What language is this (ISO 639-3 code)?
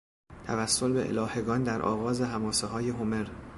fas